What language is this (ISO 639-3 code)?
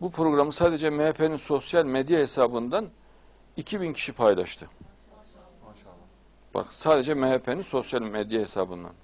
tur